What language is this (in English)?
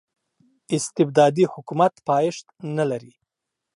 Pashto